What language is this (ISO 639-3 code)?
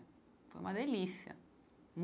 por